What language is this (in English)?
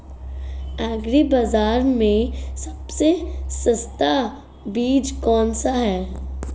Hindi